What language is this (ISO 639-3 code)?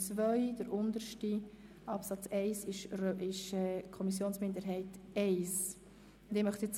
gsw